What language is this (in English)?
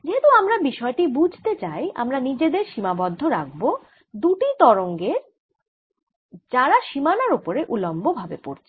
Bangla